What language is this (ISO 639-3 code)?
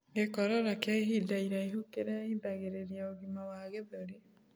kik